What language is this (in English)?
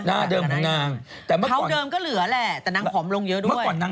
Thai